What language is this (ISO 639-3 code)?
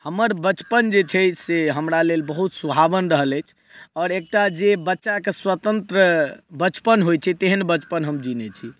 mai